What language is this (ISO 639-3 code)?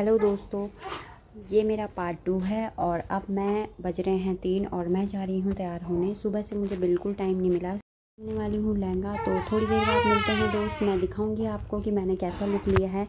hin